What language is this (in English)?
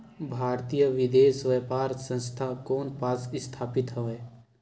Chhattisgarhi